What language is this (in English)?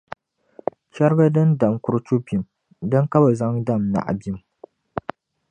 Dagbani